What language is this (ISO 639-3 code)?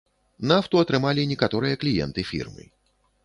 bel